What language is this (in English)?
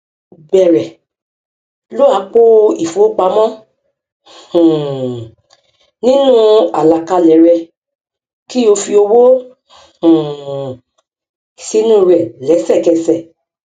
Yoruba